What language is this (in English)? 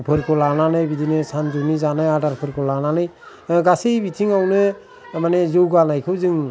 Bodo